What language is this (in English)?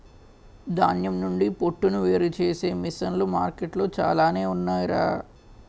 Telugu